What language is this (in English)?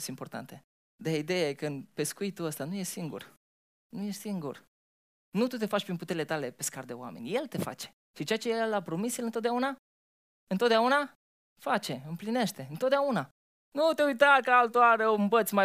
Romanian